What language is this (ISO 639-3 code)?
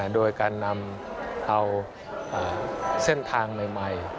tha